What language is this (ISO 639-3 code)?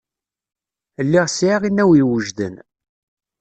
kab